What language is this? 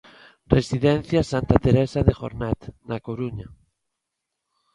Galician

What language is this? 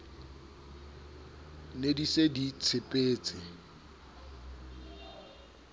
Southern Sotho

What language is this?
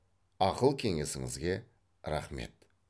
Kazakh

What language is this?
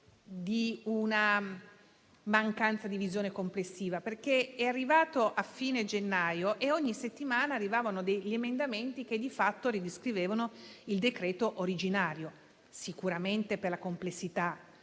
Italian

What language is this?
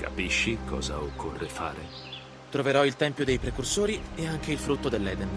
Italian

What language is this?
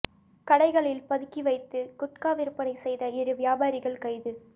Tamil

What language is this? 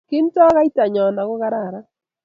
Kalenjin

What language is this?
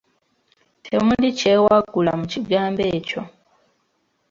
Ganda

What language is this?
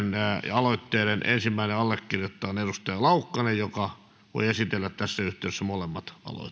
Finnish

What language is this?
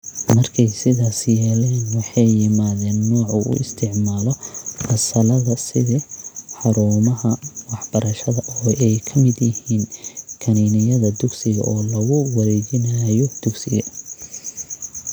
Somali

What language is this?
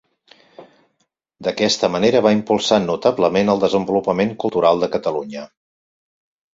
Catalan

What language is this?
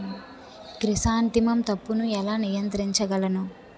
Telugu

